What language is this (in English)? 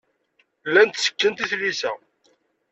Kabyle